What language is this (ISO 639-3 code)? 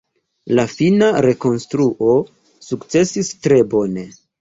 epo